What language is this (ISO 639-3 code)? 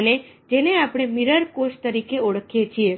guj